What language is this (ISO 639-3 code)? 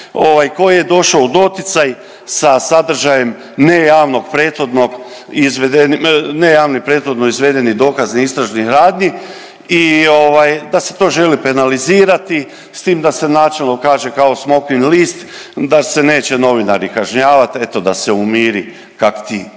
hrv